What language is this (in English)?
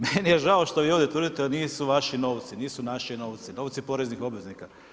Croatian